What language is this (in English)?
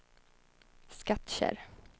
Swedish